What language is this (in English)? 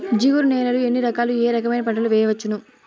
Telugu